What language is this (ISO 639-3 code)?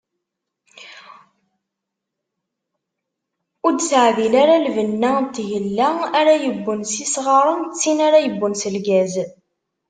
kab